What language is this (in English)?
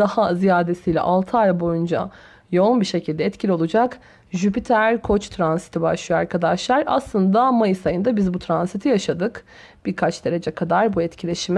Turkish